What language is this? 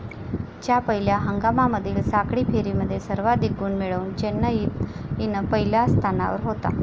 Marathi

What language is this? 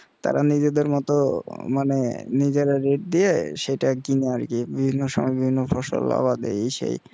Bangla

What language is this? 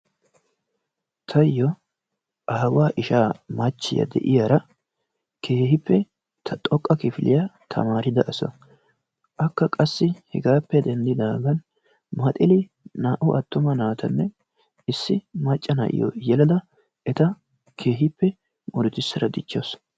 Wolaytta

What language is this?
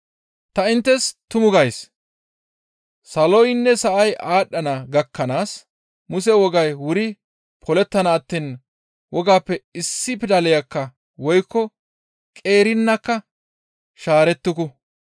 Gamo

